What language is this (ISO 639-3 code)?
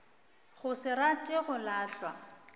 nso